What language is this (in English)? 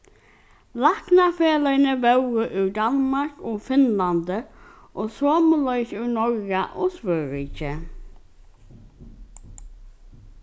Faroese